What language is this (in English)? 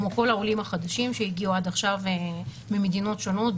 Hebrew